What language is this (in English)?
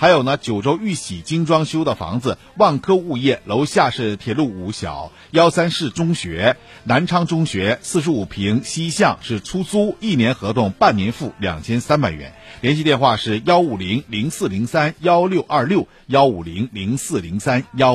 Chinese